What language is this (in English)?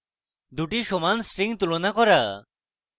Bangla